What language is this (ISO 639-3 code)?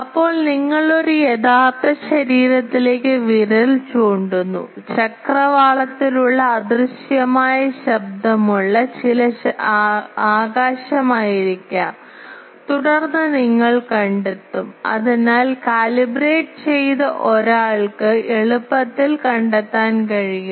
mal